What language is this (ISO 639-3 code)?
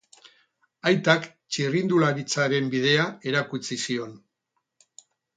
eus